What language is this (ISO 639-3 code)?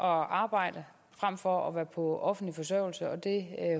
dan